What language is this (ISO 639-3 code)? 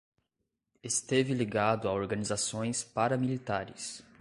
por